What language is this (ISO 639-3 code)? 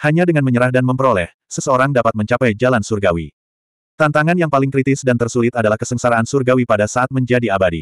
ind